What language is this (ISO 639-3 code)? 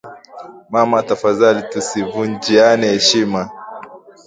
swa